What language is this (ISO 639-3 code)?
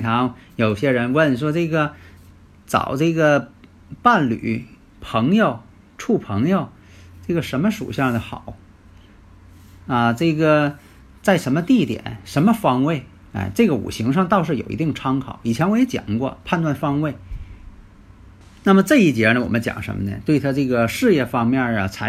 zho